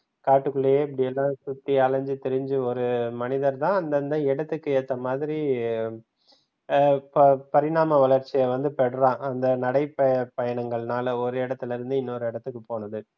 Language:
Tamil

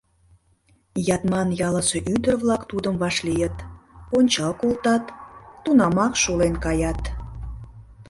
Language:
Mari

